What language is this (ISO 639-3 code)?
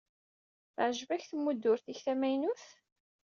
kab